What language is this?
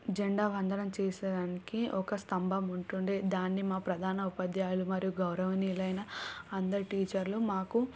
Telugu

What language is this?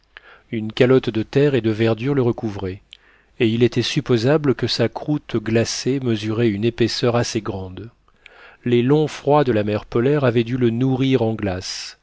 French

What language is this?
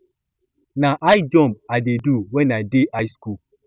Nigerian Pidgin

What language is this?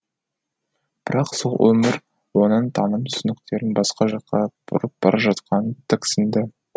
Kazakh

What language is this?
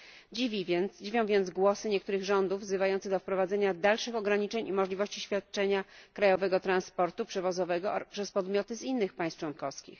Polish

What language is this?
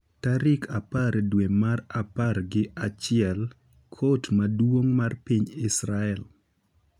Luo (Kenya and Tanzania)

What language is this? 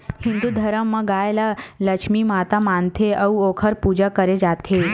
Chhattisgarhi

